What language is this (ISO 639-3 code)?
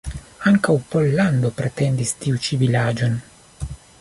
epo